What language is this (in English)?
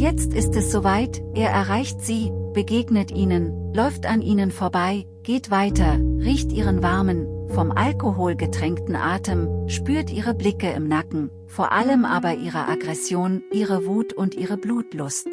German